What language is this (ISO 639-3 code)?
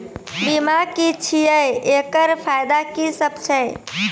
mai